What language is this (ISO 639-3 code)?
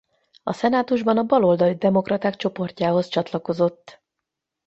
hun